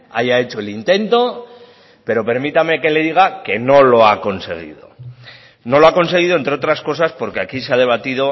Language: Spanish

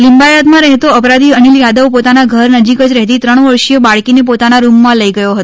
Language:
Gujarati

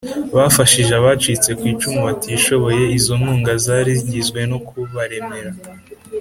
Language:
Kinyarwanda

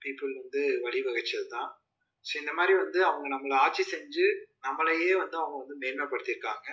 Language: Tamil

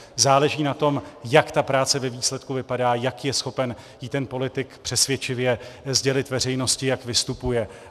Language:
Czech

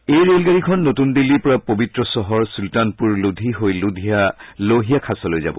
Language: Assamese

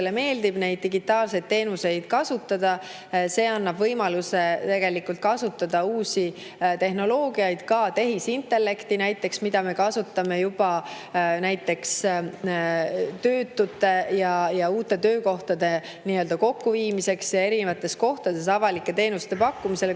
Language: Estonian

